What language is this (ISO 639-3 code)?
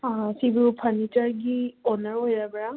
mni